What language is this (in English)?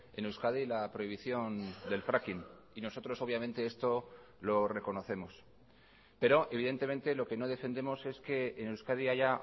Spanish